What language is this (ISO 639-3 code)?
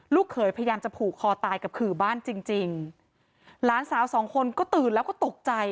tha